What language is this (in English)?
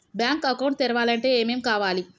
Telugu